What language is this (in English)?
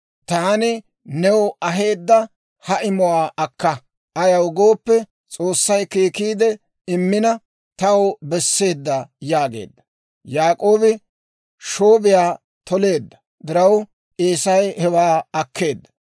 Dawro